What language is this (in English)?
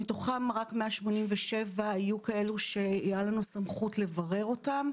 Hebrew